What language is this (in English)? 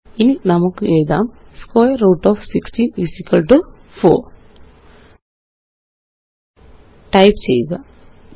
Malayalam